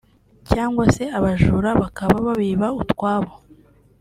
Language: Kinyarwanda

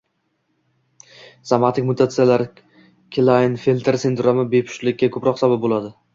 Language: Uzbek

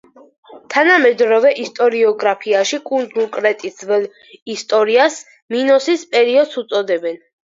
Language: Georgian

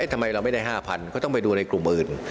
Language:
Thai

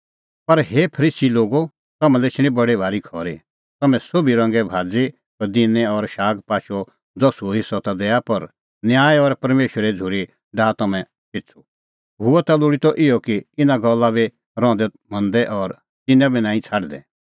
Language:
Kullu Pahari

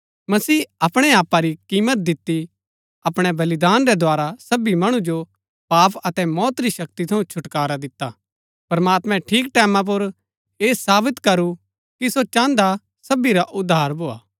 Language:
Gaddi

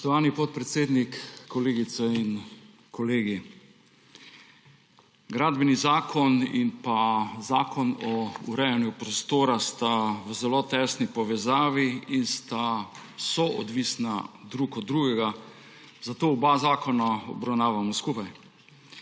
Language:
Slovenian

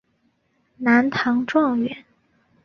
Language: Chinese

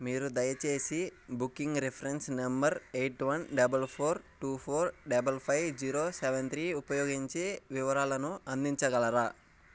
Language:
Telugu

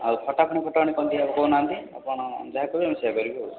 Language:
Odia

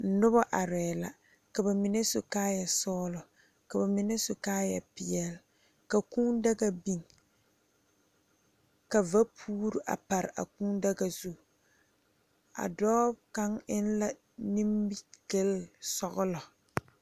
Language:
Southern Dagaare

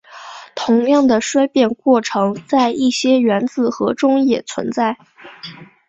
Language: Chinese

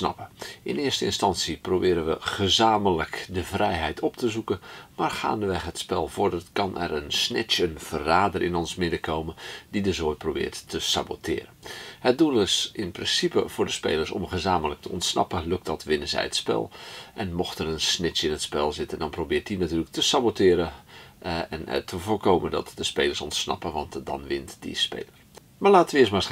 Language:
Dutch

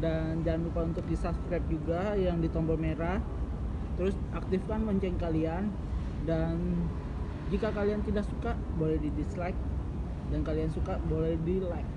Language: Indonesian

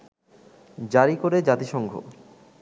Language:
Bangla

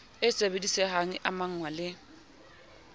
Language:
Southern Sotho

